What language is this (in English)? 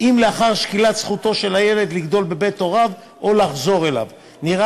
Hebrew